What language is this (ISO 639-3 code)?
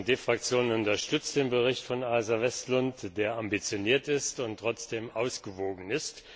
deu